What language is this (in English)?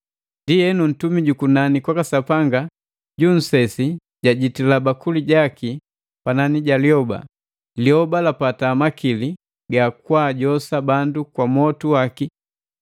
Matengo